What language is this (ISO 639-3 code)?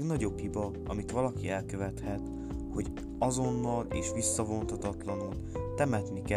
hun